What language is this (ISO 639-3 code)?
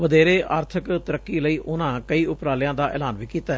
pan